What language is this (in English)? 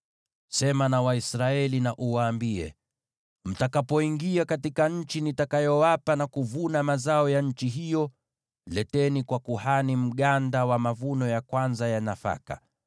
Swahili